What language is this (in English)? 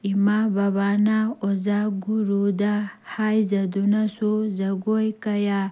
Manipuri